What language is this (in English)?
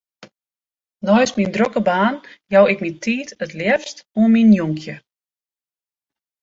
Western Frisian